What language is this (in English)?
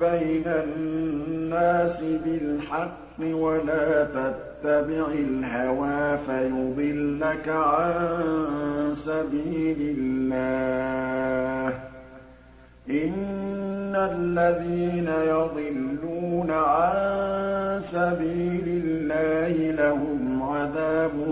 Arabic